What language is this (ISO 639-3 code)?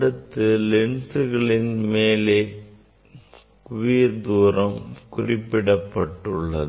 tam